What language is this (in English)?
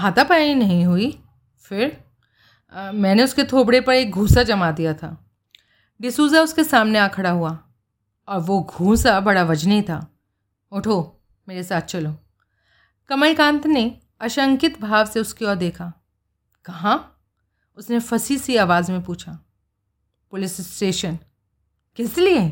Hindi